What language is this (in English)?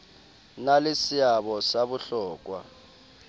Southern Sotho